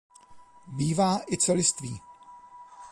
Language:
Czech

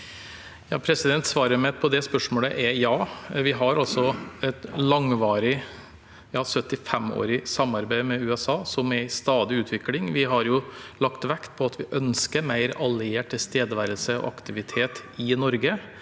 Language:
Norwegian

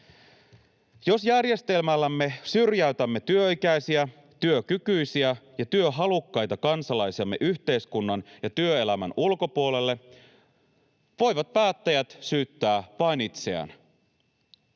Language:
Finnish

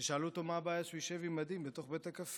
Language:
Hebrew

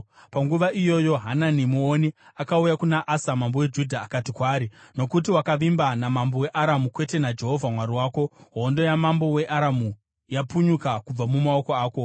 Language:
Shona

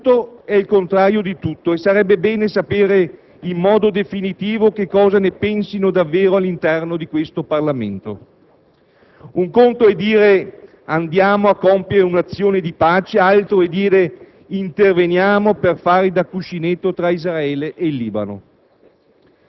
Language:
Italian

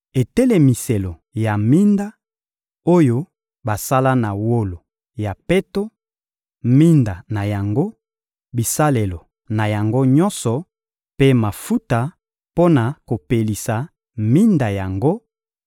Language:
Lingala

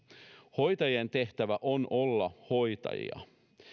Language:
Finnish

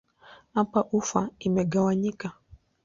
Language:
Swahili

